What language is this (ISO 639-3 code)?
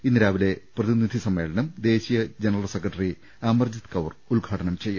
mal